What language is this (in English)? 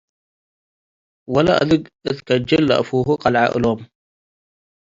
Tigre